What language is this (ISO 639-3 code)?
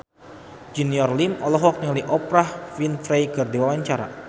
sun